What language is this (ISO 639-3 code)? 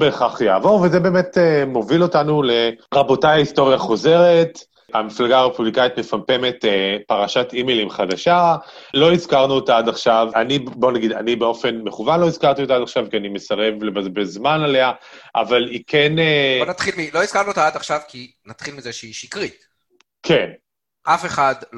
heb